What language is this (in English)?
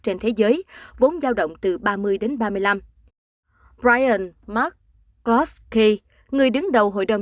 Vietnamese